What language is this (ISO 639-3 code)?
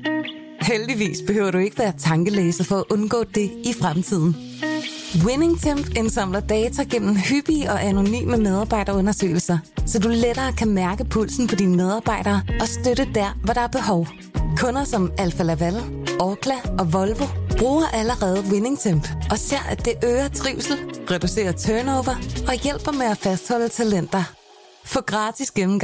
dan